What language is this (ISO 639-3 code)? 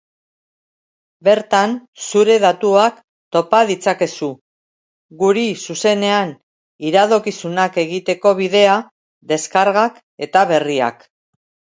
eus